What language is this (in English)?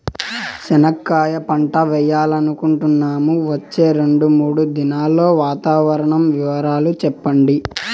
Telugu